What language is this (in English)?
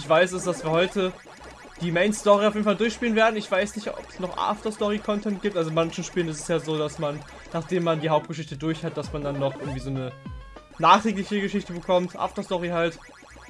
German